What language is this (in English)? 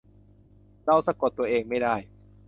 Thai